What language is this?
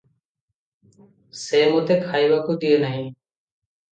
Odia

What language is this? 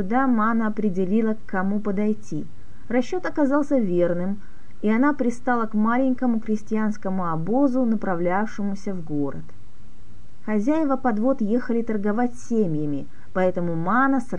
Russian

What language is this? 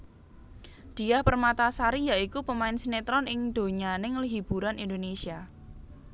Javanese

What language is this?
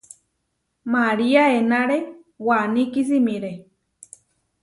Huarijio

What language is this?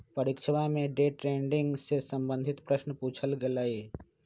Magahi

